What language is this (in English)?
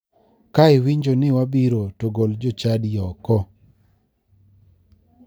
Luo (Kenya and Tanzania)